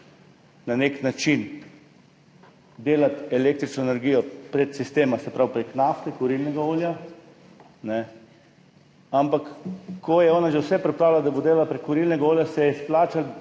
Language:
Slovenian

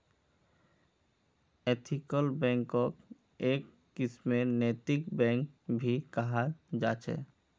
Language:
Magahi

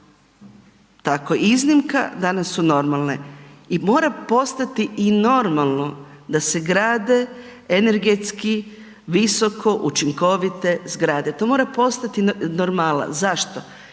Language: Croatian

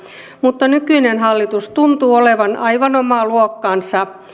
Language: Finnish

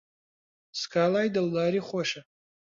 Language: Central Kurdish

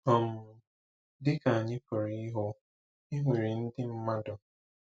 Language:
Igbo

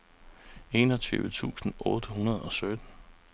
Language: Danish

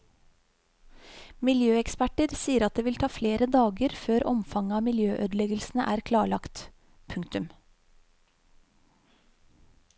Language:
Norwegian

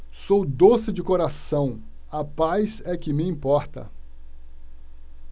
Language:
Portuguese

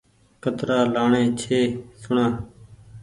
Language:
Goaria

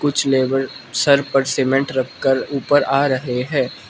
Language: Hindi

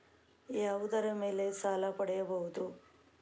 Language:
Kannada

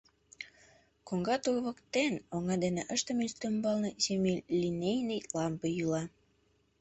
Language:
Mari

